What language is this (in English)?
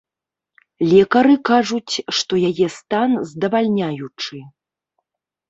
Belarusian